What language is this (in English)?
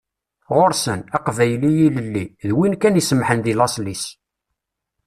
Kabyle